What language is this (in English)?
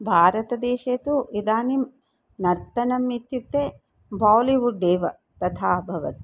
Sanskrit